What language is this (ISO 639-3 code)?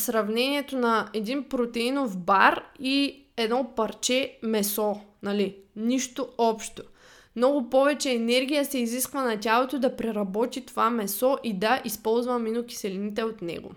bul